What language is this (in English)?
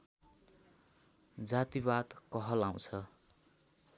Nepali